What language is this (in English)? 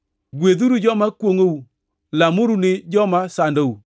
Luo (Kenya and Tanzania)